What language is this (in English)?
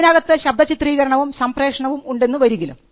Malayalam